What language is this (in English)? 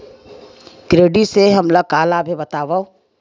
Chhattisgarhi